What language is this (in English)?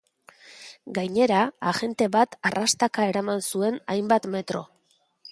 Basque